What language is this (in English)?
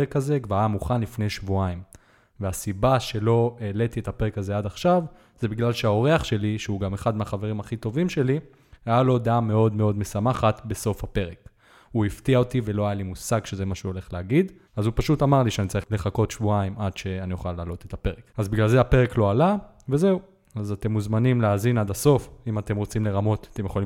Hebrew